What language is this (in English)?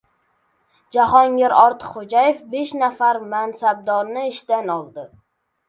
Uzbek